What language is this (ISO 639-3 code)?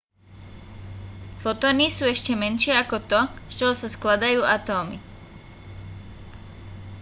slk